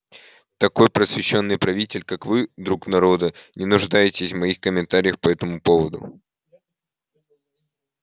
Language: Russian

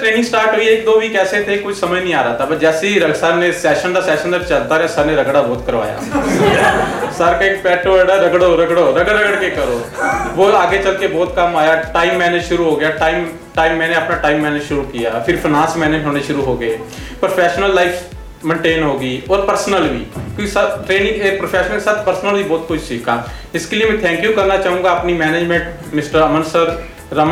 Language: Hindi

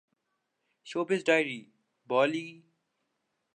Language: Urdu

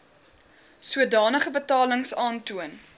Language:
Afrikaans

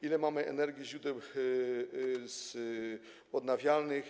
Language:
Polish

